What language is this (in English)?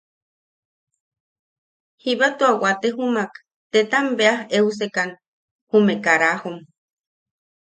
Yaqui